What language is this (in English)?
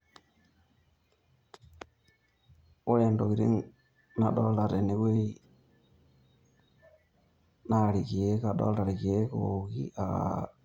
Masai